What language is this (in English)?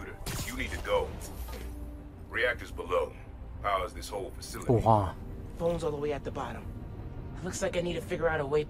Turkish